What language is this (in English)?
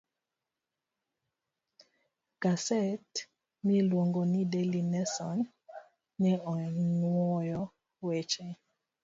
Luo (Kenya and Tanzania)